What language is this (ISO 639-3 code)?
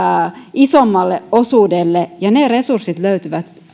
fin